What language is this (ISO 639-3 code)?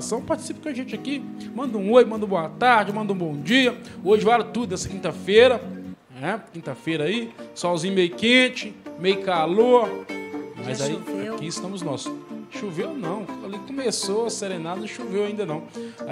por